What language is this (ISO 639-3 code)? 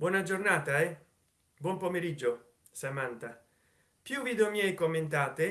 ita